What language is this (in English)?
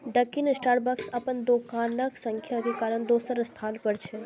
Maithili